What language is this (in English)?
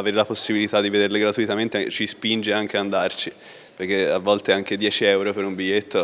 Italian